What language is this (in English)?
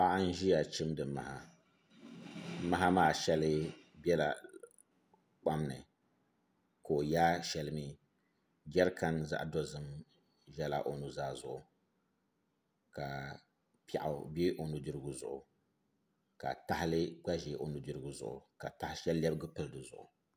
Dagbani